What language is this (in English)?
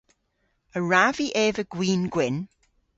Cornish